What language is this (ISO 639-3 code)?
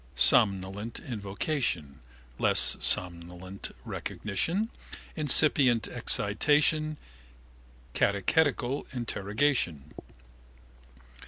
eng